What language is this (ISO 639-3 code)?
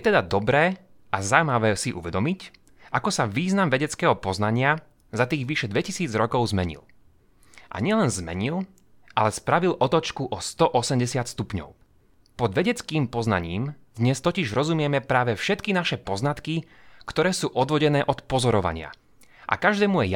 slk